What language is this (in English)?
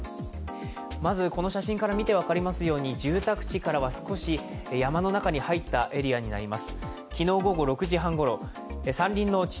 Japanese